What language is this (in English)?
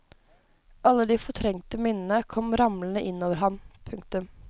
Norwegian